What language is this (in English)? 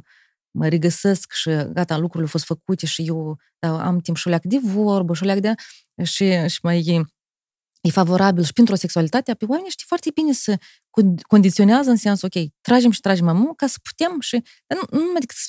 Romanian